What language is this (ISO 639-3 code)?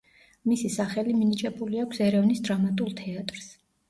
kat